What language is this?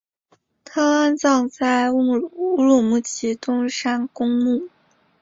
Chinese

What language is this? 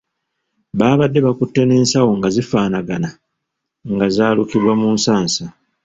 Ganda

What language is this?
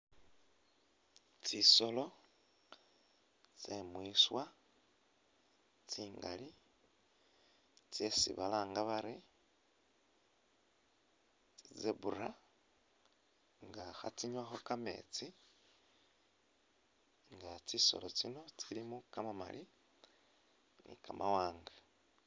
Masaaba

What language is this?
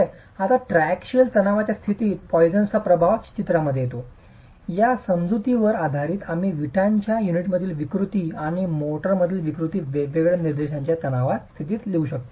Marathi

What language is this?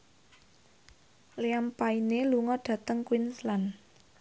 Javanese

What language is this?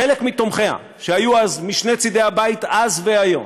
Hebrew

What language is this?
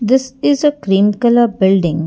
English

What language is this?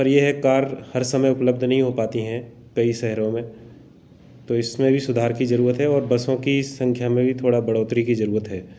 Hindi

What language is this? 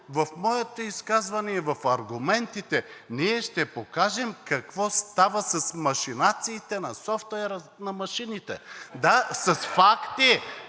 Bulgarian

